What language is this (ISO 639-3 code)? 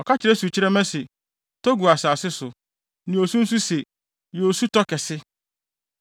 aka